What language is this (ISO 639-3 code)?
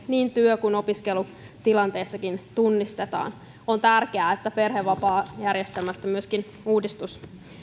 fin